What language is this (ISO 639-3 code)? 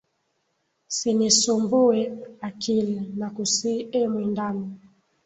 swa